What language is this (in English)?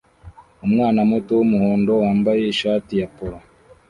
Kinyarwanda